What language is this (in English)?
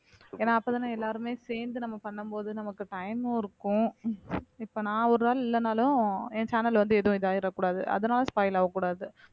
Tamil